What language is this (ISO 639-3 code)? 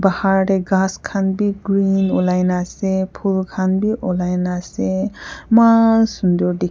nag